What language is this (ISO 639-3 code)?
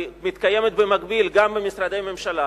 heb